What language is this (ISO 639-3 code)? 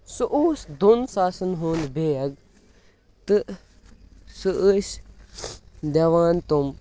kas